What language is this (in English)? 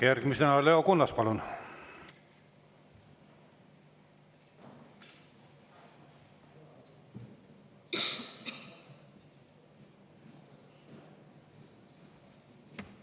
Estonian